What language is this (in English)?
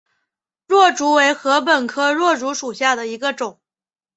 Chinese